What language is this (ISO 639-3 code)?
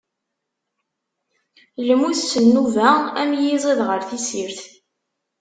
kab